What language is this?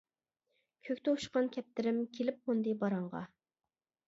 Uyghur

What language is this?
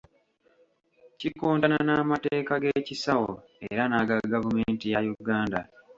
Ganda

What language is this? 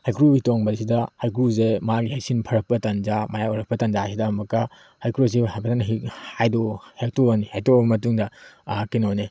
Manipuri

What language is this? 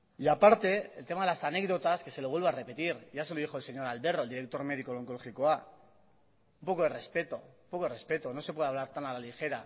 Spanish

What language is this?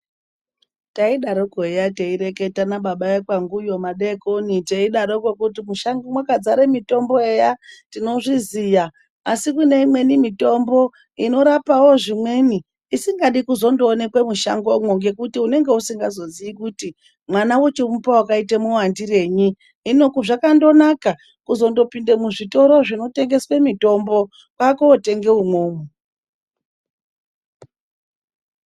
Ndau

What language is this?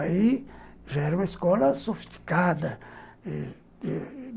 Portuguese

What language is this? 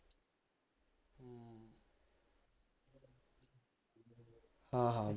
Punjabi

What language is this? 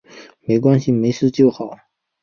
Chinese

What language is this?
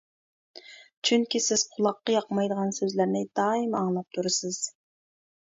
Uyghur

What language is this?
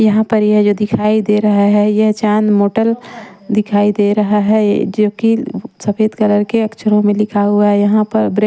Hindi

